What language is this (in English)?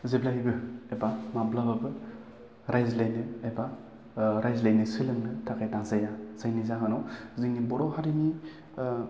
Bodo